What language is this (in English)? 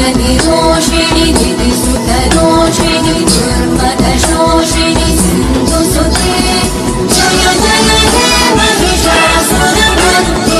Arabic